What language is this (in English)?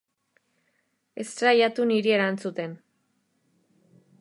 Basque